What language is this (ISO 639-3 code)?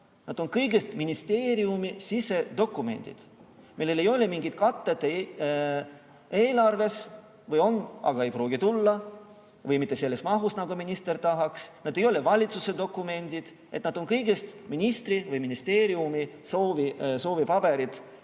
est